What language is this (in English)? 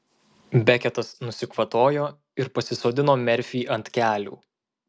Lithuanian